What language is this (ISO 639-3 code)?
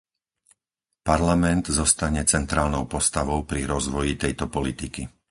slk